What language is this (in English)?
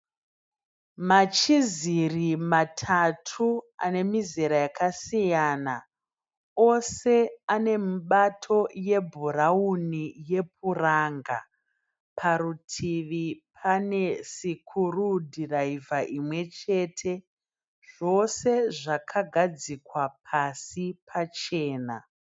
Shona